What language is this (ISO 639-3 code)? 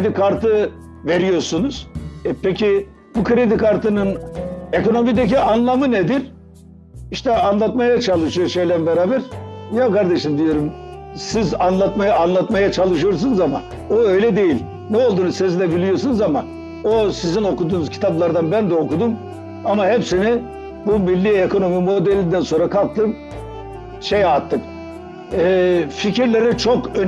tur